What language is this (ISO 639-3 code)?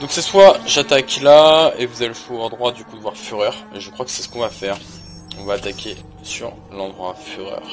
fra